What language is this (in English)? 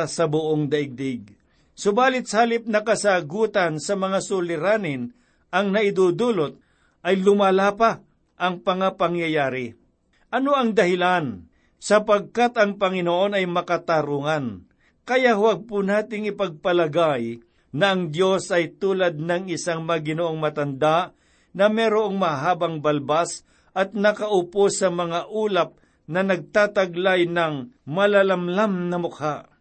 Filipino